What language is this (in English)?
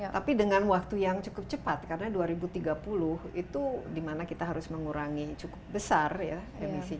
Indonesian